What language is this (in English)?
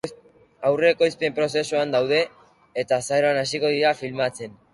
Basque